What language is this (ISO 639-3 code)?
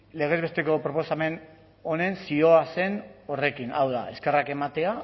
eus